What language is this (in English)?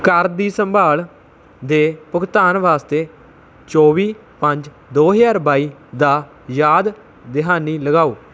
Punjabi